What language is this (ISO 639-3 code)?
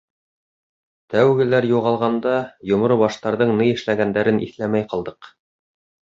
bak